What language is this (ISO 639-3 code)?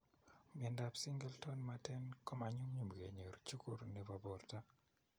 kln